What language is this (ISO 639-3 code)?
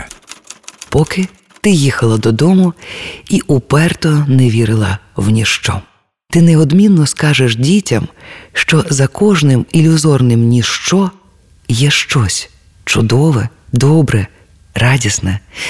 ukr